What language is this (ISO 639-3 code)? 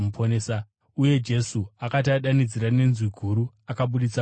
sna